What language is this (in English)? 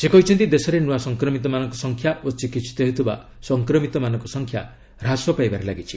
Odia